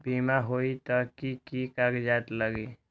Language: Magahi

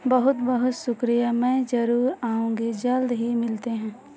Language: Hindi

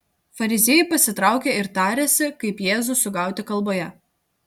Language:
Lithuanian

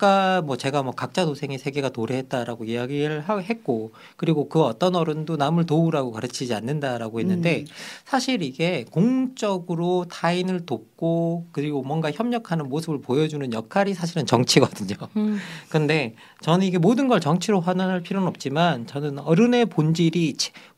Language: Korean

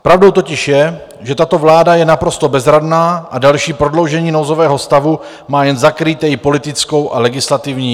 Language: Czech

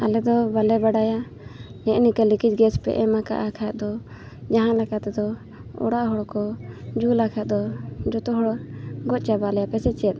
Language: Santali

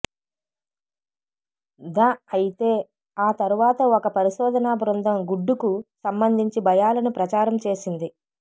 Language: Telugu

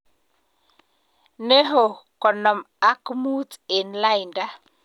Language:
Kalenjin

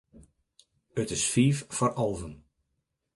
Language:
Western Frisian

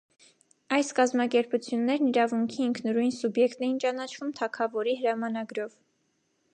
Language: Armenian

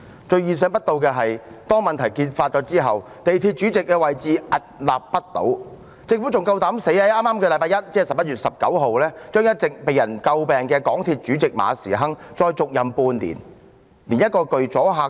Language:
Cantonese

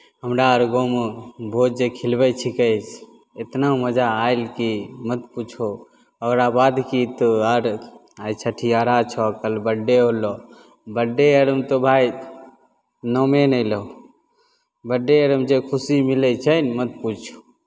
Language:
Maithili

